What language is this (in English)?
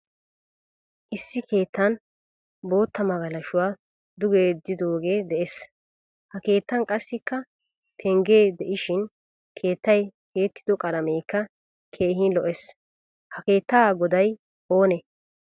Wolaytta